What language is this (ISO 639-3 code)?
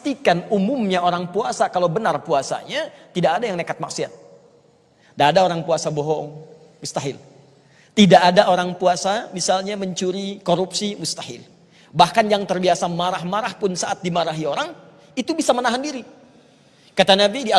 ind